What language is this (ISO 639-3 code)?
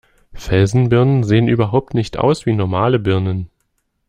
deu